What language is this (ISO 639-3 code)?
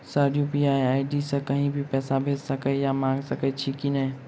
mai